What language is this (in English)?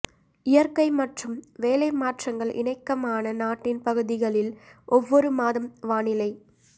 Tamil